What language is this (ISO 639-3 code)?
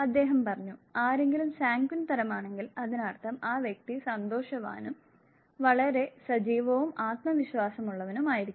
mal